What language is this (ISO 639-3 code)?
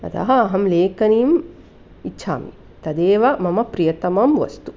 san